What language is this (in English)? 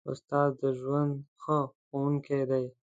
Pashto